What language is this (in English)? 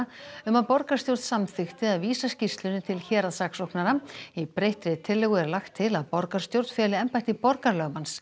Icelandic